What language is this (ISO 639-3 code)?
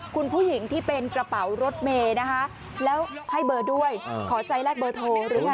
tha